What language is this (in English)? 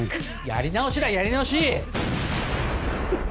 Japanese